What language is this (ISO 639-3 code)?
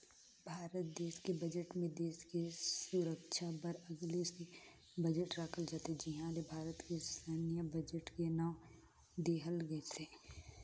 hne